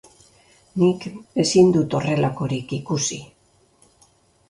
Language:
Basque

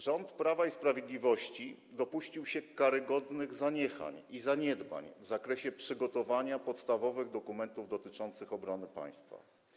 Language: Polish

